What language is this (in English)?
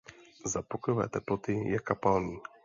Czech